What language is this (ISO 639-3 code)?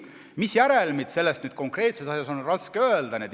est